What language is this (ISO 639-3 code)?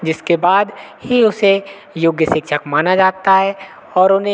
hin